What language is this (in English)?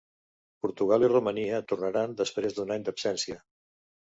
Catalan